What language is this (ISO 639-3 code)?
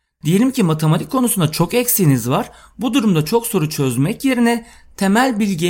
tur